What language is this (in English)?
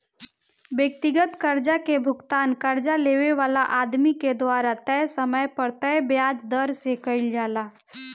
Bhojpuri